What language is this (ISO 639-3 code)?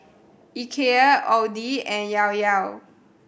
eng